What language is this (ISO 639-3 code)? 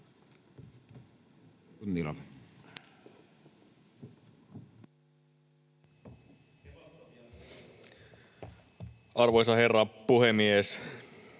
fin